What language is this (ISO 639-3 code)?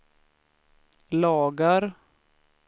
swe